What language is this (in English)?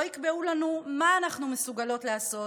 Hebrew